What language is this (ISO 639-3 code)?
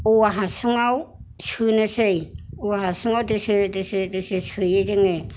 brx